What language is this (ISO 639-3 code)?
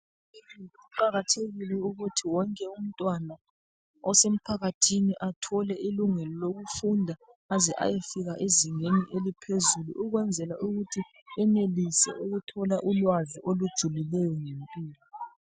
nde